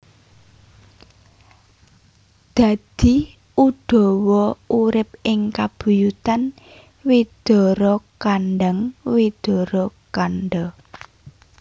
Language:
Javanese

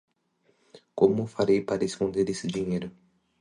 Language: Portuguese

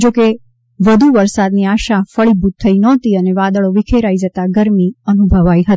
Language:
Gujarati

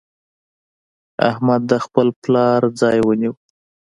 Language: Pashto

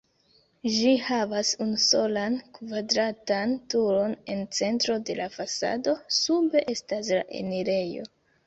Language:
Esperanto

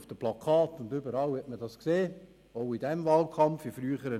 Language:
Swiss German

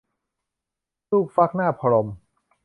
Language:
Thai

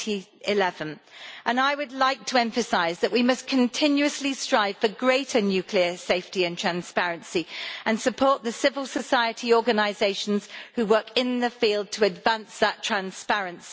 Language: English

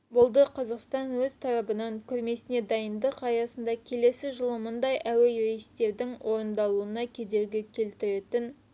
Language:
Kazakh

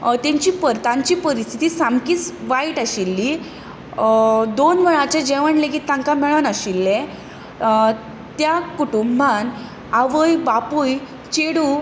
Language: Konkani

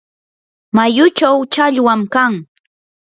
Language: Yanahuanca Pasco Quechua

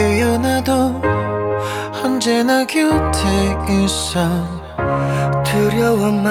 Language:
Swedish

